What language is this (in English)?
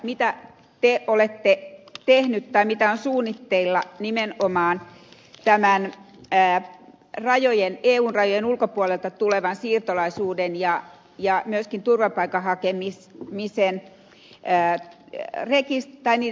Finnish